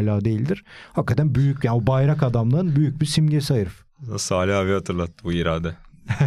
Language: Turkish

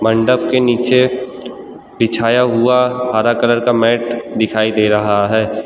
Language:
Hindi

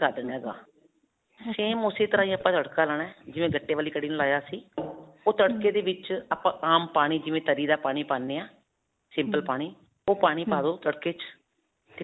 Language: Punjabi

